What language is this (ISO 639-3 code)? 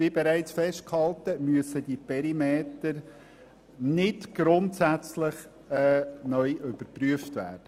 gsw